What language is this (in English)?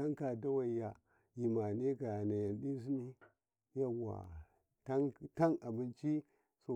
Karekare